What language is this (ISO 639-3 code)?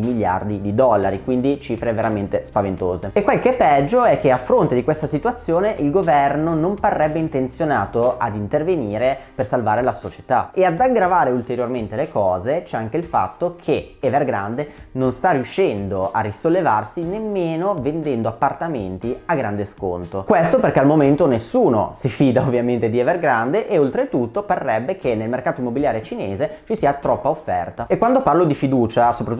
ita